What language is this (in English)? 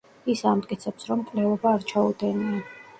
Georgian